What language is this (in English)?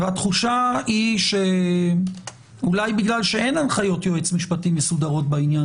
Hebrew